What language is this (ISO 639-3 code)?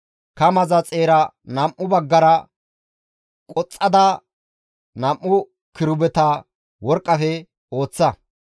gmv